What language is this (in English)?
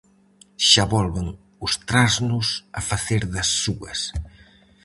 Galician